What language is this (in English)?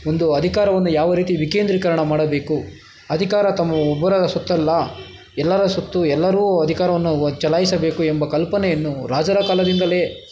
Kannada